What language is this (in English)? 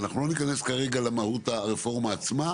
Hebrew